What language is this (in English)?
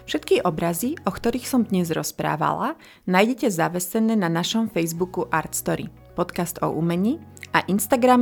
Slovak